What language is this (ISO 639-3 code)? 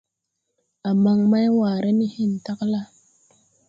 tui